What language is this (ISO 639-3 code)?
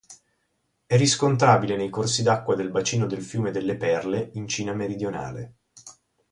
ita